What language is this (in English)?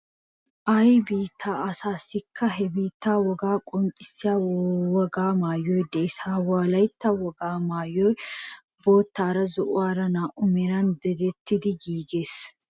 Wolaytta